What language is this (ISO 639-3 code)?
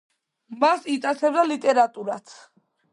kat